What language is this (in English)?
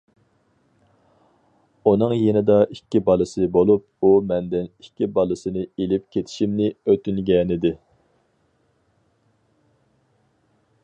Uyghur